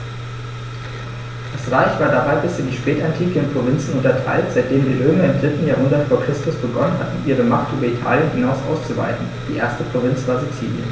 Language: German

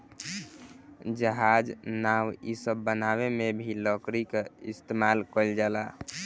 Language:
Bhojpuri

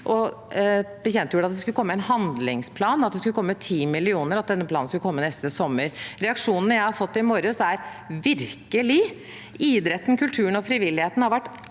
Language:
Norwegian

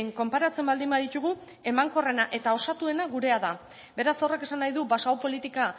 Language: Basque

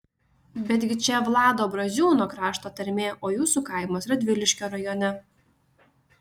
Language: Lithuanian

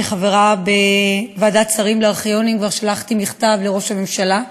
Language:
Hebrew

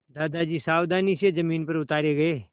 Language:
Hindi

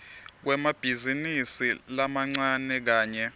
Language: Swati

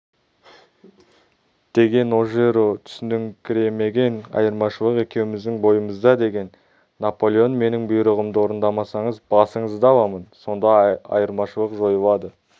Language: Kazakh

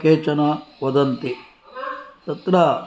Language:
Sanskrit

